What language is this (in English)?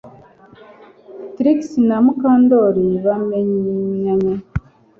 Kinyarwanda